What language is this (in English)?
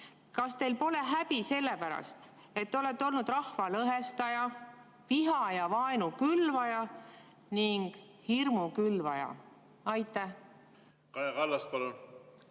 Estonian